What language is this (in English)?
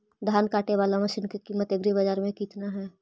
Magahi